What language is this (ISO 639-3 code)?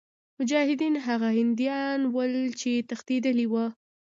pus